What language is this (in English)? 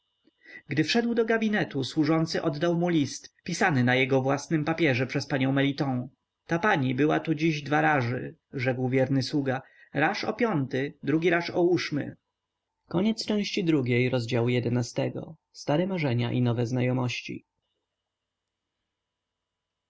Polish